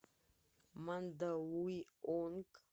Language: Russian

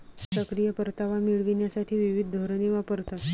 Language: Marathi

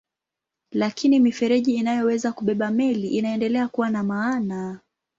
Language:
Swahili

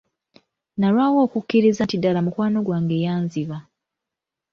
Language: Ganda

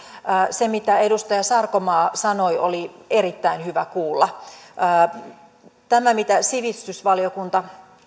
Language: Finnish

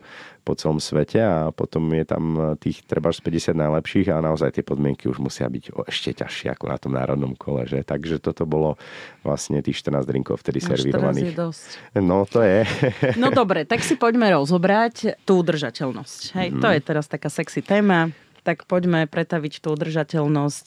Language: Slovak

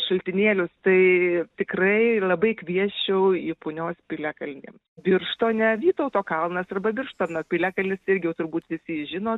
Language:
Lithuanian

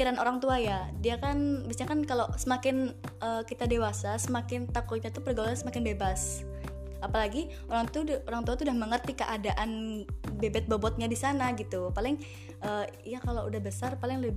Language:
Indonesian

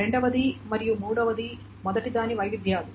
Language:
Telugu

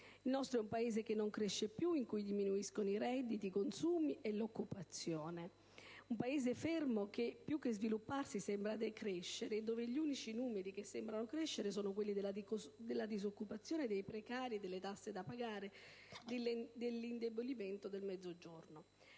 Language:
Italian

